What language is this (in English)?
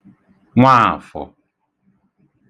Igbo